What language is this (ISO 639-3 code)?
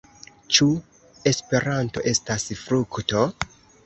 epo